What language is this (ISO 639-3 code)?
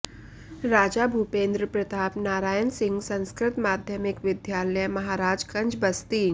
san